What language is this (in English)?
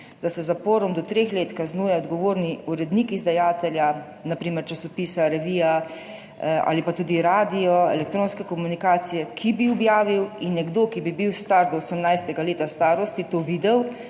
Slovenian